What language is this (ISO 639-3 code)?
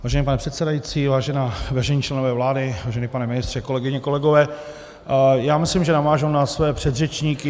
ces